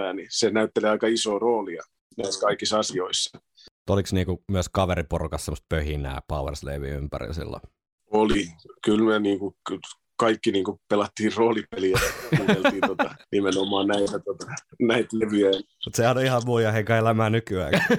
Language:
Finnish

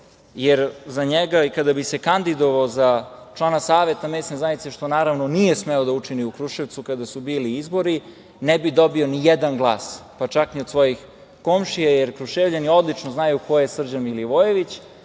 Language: Serbian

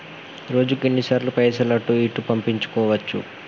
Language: Telugu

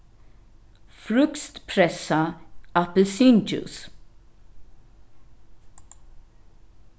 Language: Faroese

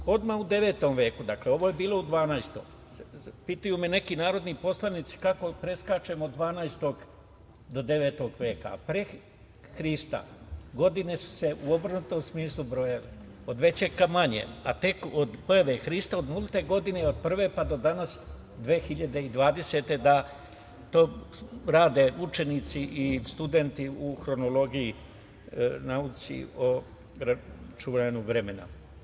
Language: Serbian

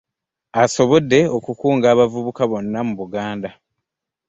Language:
Ganda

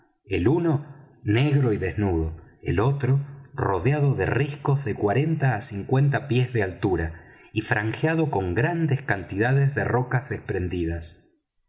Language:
Spanish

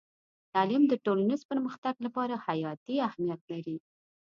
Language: Pashto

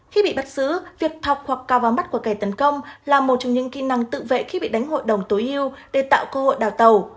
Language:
Vietnamese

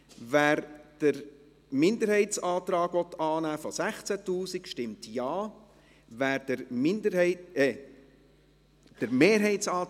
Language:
Swiss German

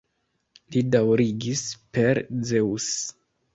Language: Esperanto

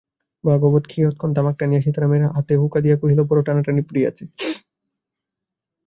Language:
Bangla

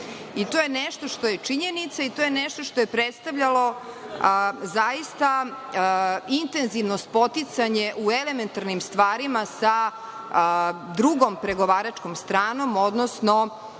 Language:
Serbian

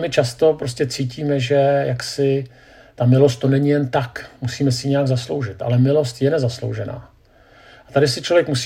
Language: Czech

